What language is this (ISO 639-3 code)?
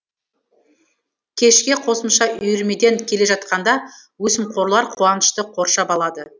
kaz